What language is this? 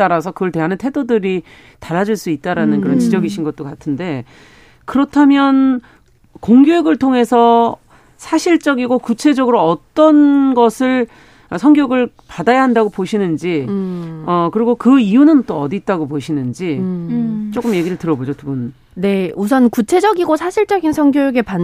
Korean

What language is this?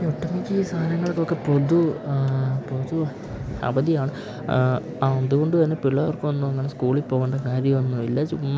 Malayalam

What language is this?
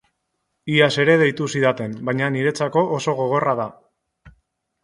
Basque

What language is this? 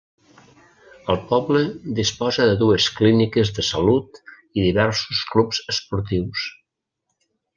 Catalan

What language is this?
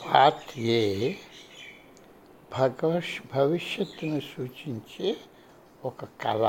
Telugu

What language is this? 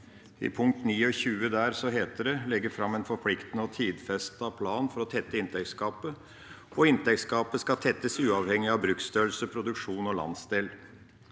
Norwegian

